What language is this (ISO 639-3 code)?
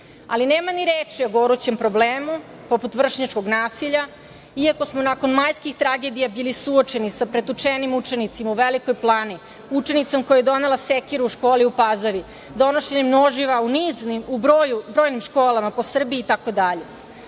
srp